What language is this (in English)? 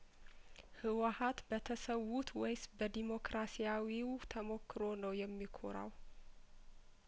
Amharic